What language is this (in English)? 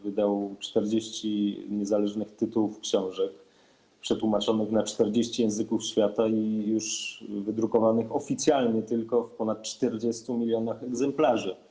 Polish